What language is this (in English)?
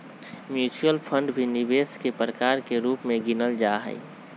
Magahi